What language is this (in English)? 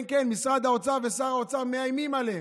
Hebrew